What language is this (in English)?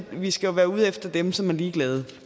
Danish